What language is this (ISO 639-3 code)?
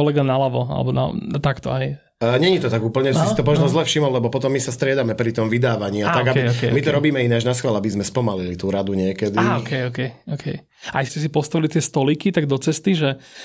slk